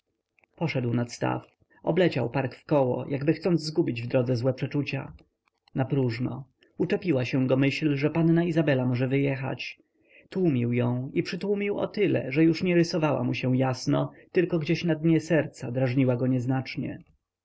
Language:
Polish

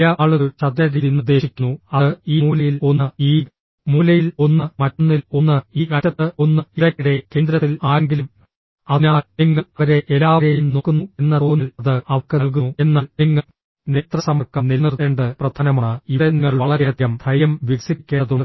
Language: Malayalam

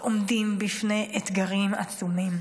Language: Hebrew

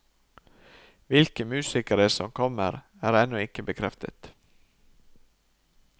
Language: Norwegian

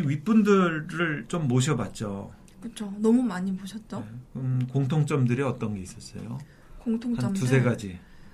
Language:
Korean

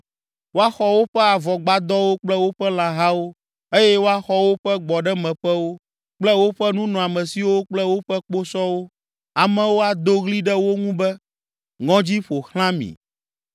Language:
Ewe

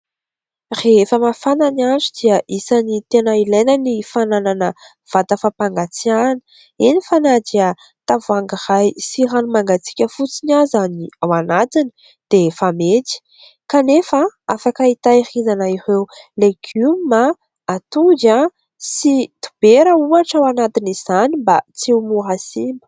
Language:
Malagasy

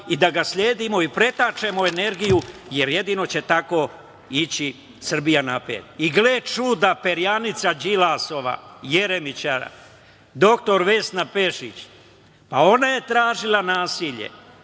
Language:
Serbian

